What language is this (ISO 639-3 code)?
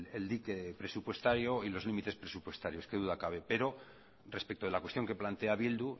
spa